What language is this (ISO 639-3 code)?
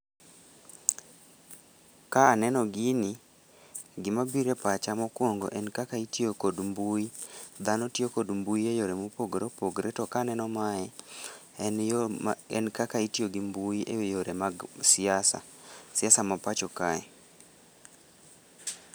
luo